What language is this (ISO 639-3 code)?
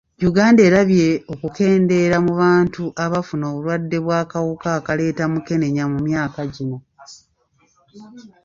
lug